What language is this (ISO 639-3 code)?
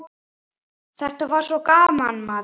isl